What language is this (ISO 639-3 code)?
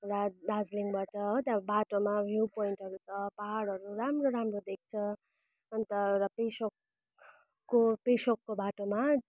nep